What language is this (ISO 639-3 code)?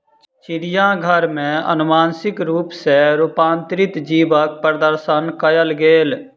mai